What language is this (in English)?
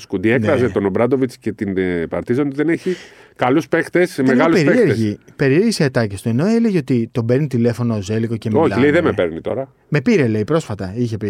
Greek